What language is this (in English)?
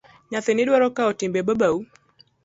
Luo (Kenya and Tanzania)